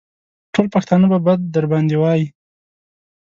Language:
Pashto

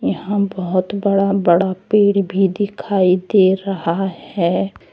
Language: Hindi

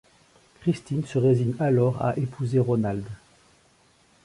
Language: French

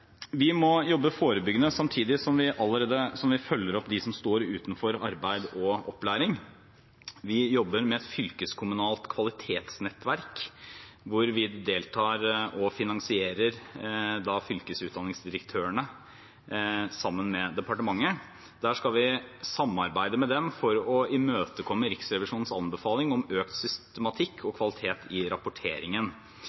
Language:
Norwegian Bokmål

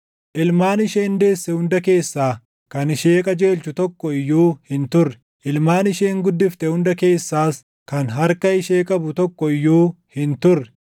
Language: Oromo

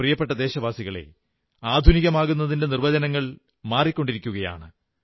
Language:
Malayalam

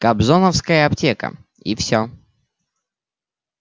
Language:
Russian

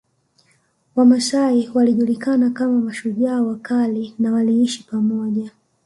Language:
Swahili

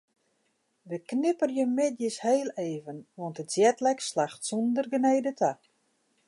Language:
Western Frisian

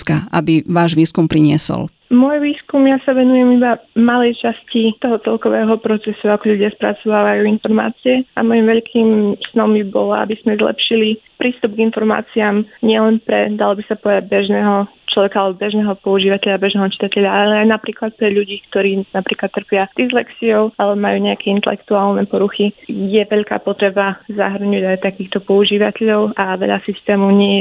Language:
Slovak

